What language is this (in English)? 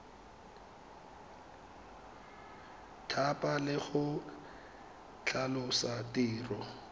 Tswana